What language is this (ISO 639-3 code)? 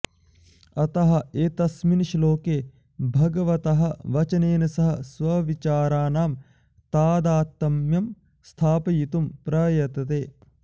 san